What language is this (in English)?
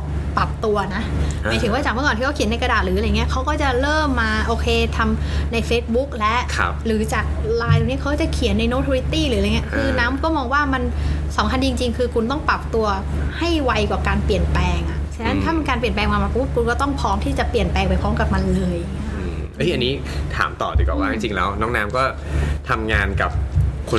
Thai